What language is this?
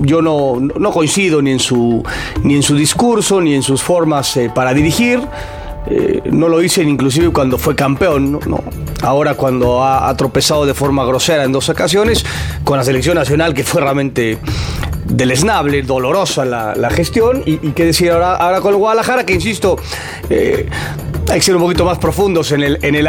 Spanish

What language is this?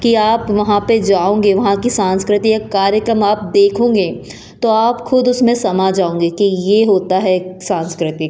Hindi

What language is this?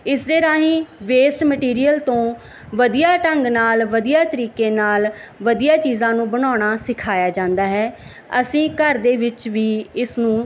Punjabi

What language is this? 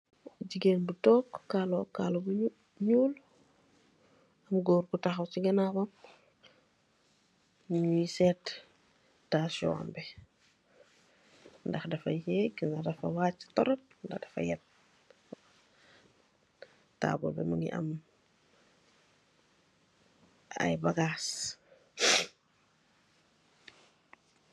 Wolof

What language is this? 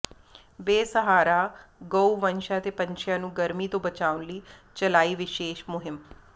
Punjabi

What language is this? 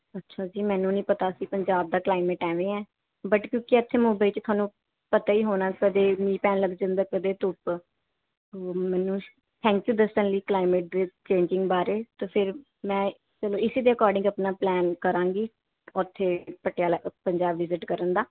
Punjabi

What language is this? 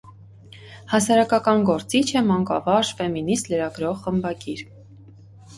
Armenian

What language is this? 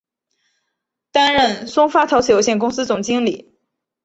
Chinese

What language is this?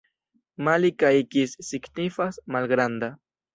Esperanto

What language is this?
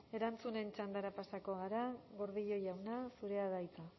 Basque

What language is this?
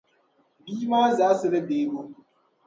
Dagbani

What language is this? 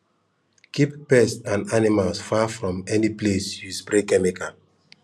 Nigerian Pidgin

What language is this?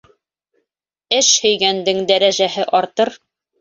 Bashkir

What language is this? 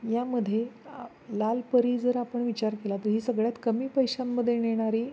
Marathi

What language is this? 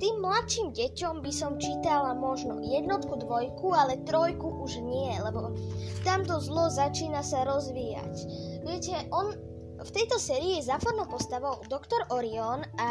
Slovak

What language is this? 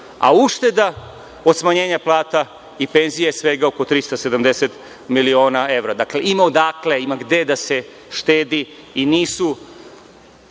Serbian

